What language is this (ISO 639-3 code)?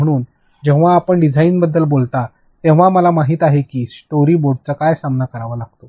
mar